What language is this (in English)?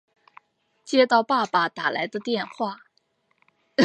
Chinese